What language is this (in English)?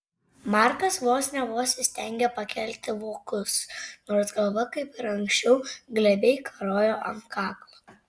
Lithuanian